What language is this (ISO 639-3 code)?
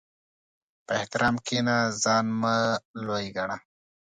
pus